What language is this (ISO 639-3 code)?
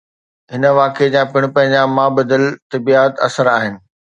snd